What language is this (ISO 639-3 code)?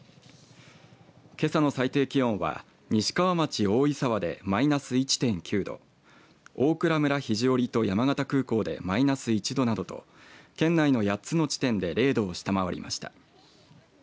jpn